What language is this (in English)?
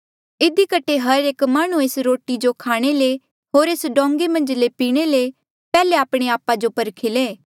Mandeali